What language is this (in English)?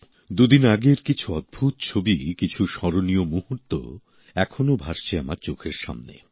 Bangla